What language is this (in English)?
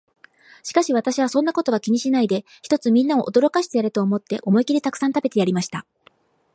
Japanese